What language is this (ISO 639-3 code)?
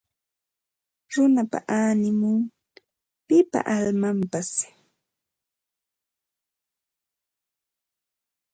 qva